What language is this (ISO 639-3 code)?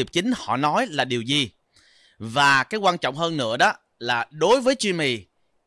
vie